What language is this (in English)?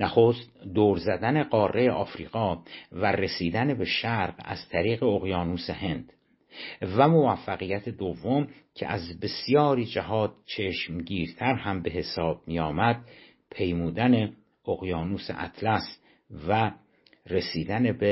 Persian